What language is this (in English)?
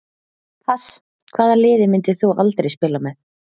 Icelandic